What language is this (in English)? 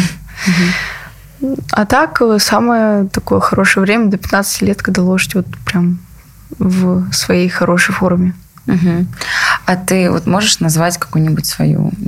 Russian